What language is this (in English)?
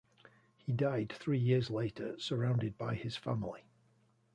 English